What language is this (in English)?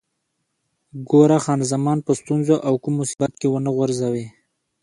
Pashto